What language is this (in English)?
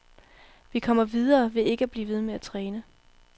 Danish